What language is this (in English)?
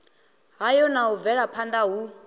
Venda